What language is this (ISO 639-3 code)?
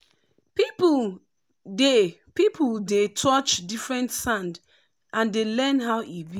pcm